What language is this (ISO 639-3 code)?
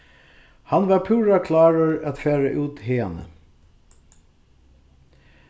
fao